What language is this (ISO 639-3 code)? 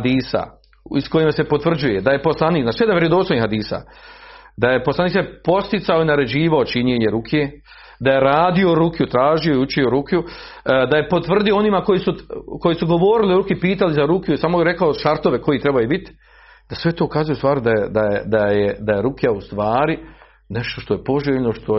hrv